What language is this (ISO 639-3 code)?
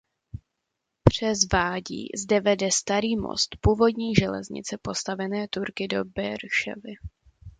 ces